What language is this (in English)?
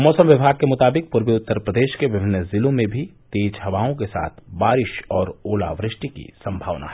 Hindi